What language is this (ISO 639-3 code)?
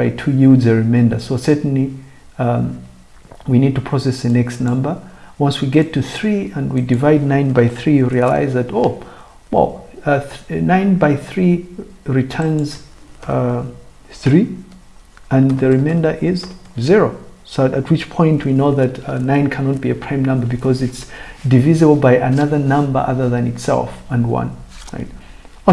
eng